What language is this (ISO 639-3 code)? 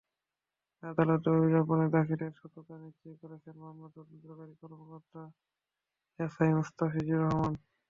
ben